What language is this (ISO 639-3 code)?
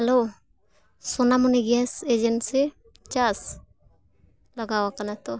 sat